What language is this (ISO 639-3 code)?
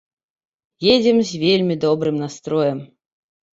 bel